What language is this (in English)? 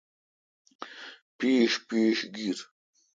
Kalkoti